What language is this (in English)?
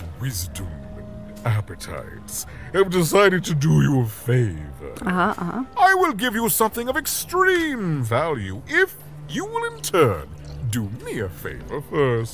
German